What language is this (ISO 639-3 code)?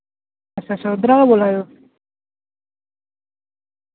doi